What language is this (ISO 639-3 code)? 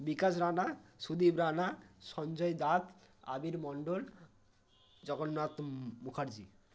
ben